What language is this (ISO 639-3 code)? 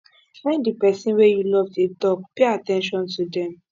pcm